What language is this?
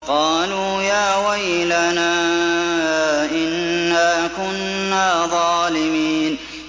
Arabic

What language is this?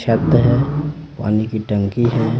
Hindi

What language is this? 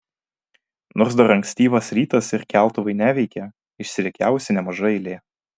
Lithuanian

